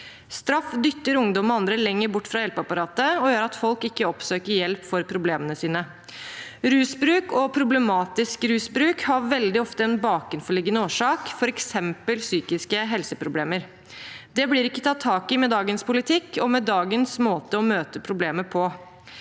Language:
Norwegian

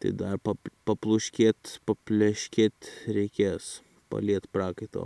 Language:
Lithuanian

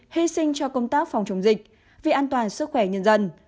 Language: Vietnamese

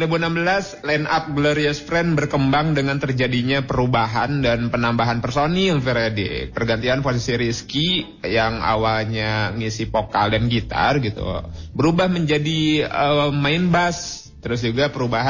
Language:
Indonesian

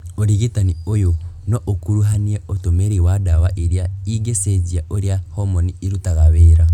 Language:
Kikuyu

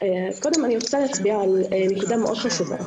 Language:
Hebrew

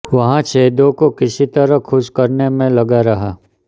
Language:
Hindi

